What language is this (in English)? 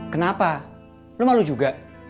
Indonesian